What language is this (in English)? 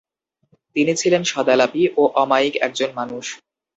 Bangla